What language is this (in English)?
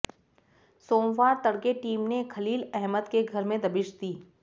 Hindi